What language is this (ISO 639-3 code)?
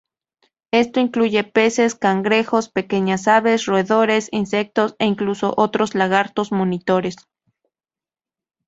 spa